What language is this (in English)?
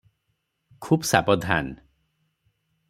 Odia